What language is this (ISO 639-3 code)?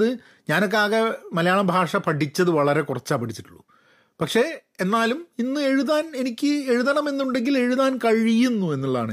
mal